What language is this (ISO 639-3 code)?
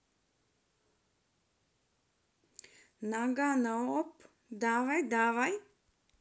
rus